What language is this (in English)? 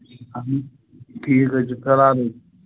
Kashmiri